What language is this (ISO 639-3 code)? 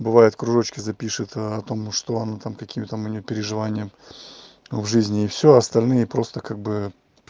rus